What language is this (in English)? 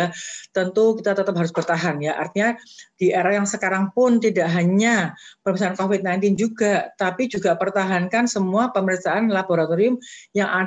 Indonesian